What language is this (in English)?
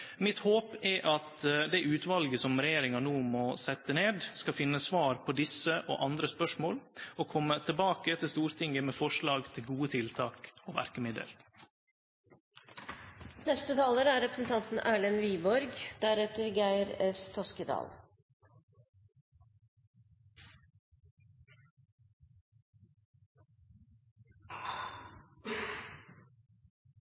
Norwegian